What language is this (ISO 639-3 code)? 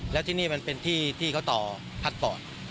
tha